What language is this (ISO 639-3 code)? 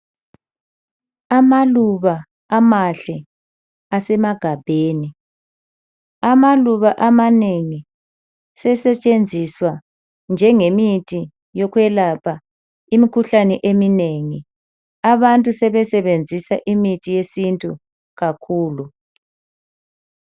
nde